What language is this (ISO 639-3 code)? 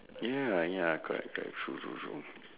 eng